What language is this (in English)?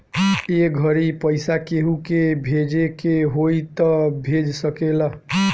Bhojpuri